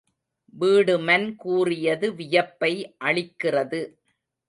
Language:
Tamil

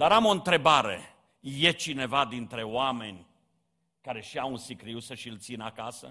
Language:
Romanian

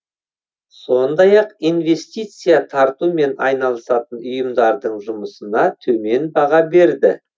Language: Kazakh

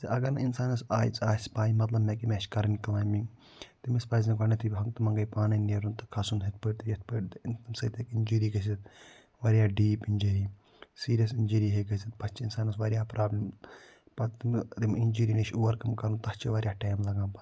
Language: Kashmiri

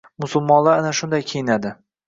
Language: Uzbek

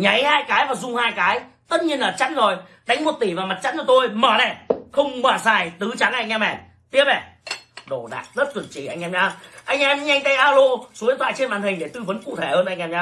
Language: Vietnamese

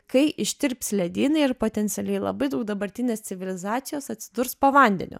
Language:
Lithuanian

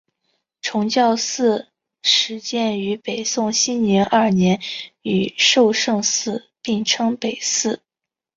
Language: Chinese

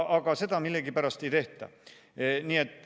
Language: Estonian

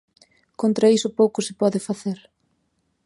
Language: Galician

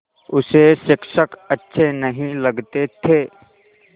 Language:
Hindi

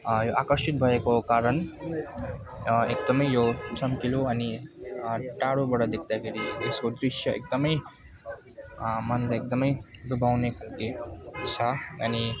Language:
Nepali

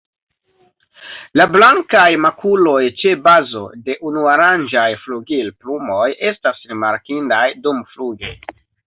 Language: Esperanto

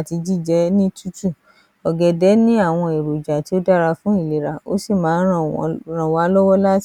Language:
Yoruba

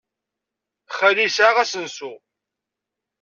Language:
Kabyle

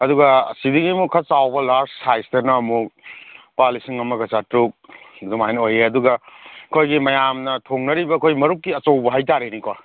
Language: Manipuri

